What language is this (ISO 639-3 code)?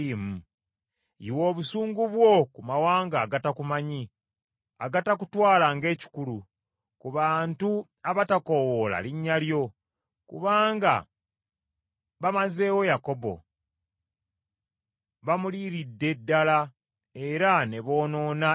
lug